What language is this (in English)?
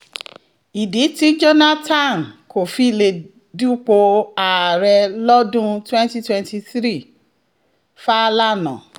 Yoruba